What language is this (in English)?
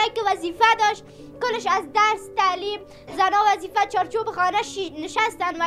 Persian